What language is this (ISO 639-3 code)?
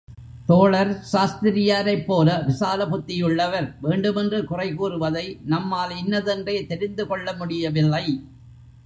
tam